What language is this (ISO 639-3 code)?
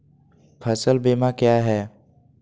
mag